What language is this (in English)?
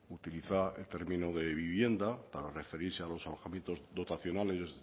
Spanish